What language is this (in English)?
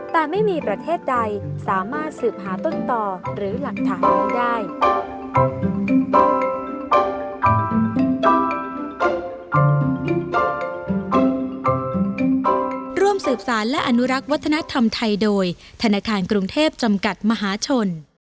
Thai